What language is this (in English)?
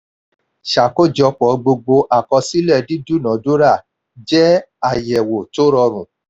Yoruba